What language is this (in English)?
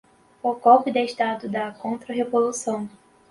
Portuguese